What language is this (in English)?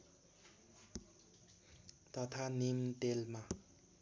Nepali